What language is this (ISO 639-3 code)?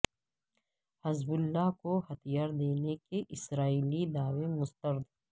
urd